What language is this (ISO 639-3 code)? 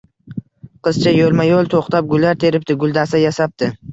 uzb